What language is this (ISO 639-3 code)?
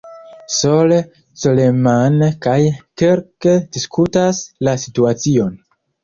epo